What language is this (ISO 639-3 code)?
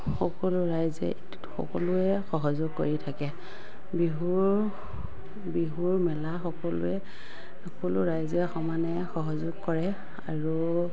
asm